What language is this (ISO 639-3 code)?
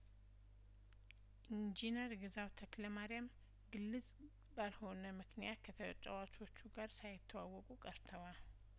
amh